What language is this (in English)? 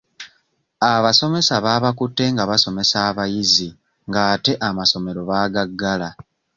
Ganda